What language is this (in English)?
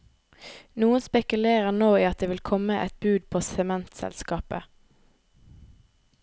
Norwegian